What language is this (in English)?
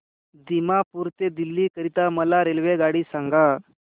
Marathi